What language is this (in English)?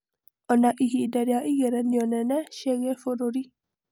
Kikuyu